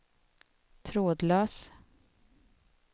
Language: Swedish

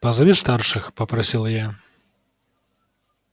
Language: Russian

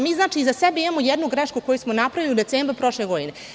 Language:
Serbian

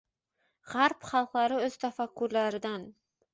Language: Uzbek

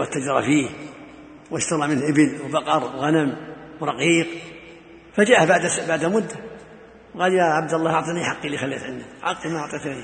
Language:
Arabic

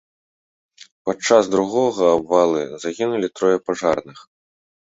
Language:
Belarusian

